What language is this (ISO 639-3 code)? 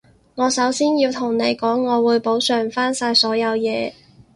yue